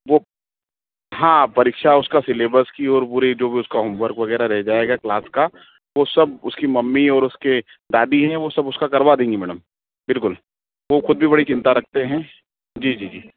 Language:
Hindi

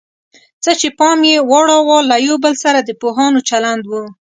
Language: Pashto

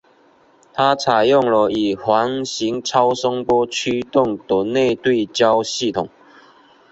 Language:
Chinese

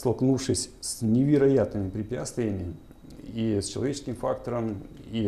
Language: Russian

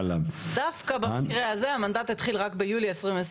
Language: Hebrew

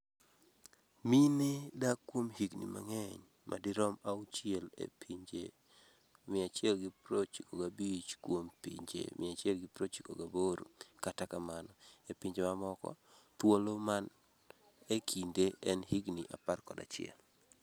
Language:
Luo (Kenya and Tanzania)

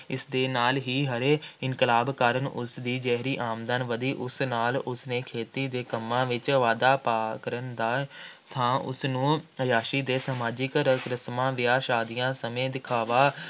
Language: Punjabi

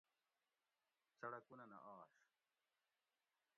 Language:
Gawri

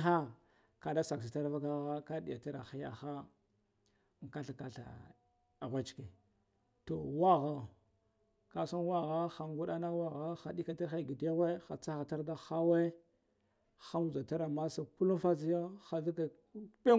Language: Guduf-Gava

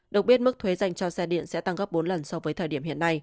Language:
Vietnamese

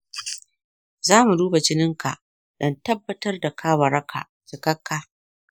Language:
Hausa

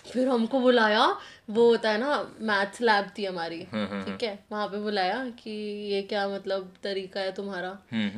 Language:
Hindi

